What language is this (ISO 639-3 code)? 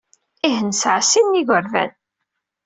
kab